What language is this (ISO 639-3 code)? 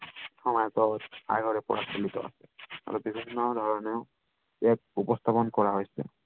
asm